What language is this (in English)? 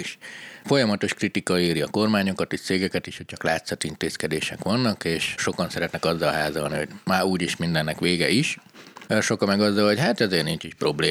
Hungarian